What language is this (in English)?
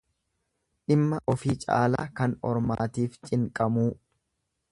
Oromo